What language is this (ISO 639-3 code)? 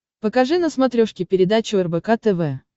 rus